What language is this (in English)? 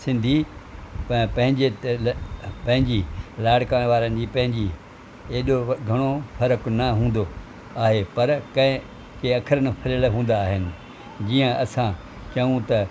Sindhi